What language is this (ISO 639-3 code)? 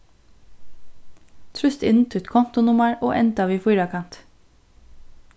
fao